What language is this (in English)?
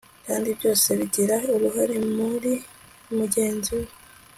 Kinyarwanda